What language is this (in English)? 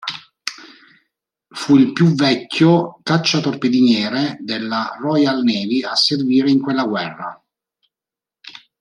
Italian